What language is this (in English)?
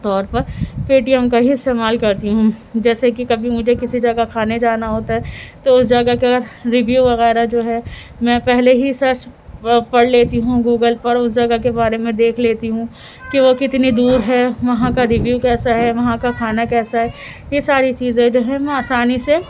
Urdu